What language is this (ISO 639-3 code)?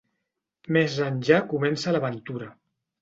cat